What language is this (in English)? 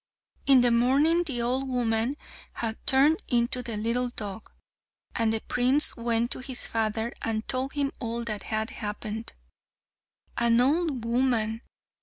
English